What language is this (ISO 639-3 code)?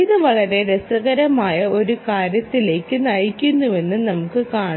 mal